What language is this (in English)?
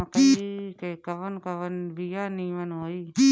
Bhojpuri